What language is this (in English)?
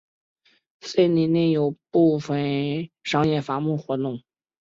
Chinese